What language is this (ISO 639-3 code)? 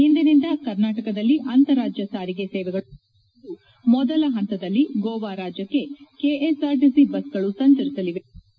kan